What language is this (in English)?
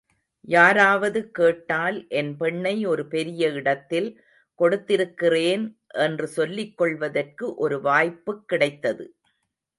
Tamil